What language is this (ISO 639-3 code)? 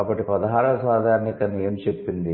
tel